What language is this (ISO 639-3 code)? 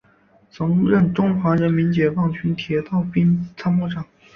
zho